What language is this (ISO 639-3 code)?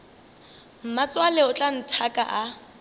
nso